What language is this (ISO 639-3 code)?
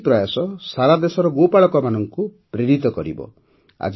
ori